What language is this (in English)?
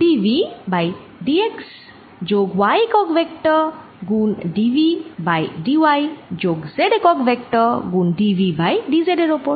Bangla